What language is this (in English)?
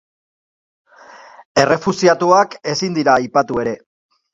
Basque